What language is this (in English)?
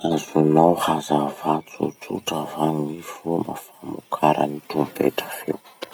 Masikoro Malagasy